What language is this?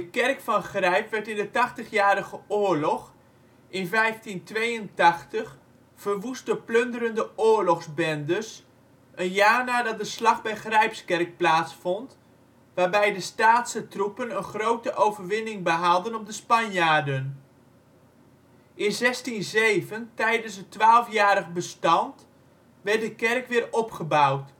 Dutch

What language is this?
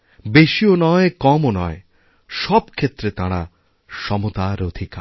Bangla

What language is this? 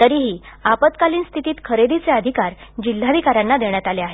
Marathi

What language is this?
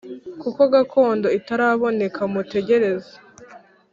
Kinyarwanda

